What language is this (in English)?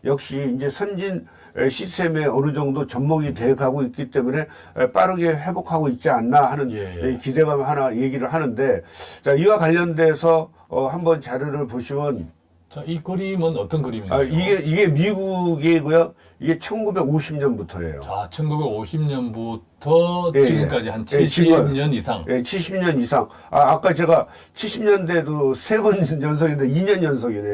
Korean